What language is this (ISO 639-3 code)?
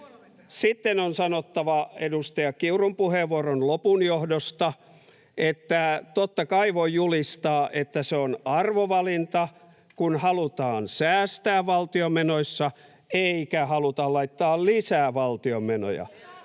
fin